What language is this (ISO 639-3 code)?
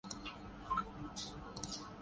urd